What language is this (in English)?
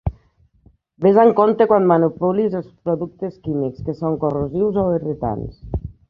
Catalan